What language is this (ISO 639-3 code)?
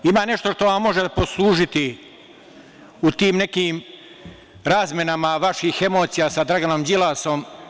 srp